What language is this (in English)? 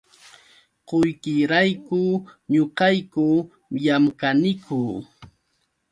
Yauyos Quechua